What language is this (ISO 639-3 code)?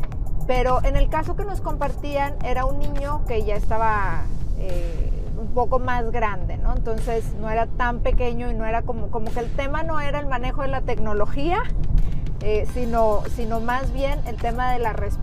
spa